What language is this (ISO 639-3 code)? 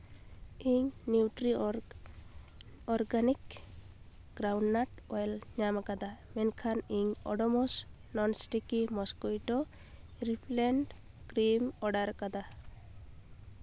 sat